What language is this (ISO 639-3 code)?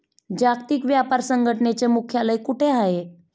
mar